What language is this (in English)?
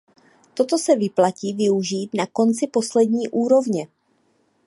Czech